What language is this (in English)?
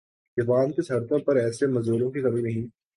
Urdu